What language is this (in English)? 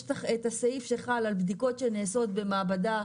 Hebrew